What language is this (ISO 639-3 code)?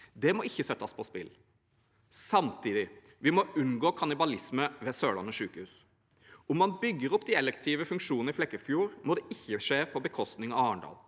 nor